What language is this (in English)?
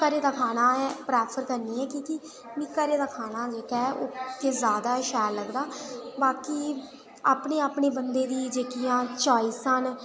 Dogri